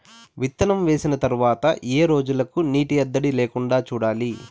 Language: Telugu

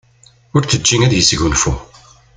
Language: Kabyle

